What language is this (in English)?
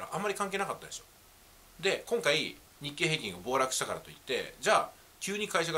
Japanese